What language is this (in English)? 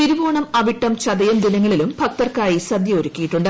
Malayalam